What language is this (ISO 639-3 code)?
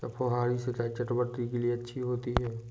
hin